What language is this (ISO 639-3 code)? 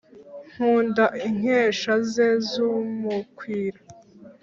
kin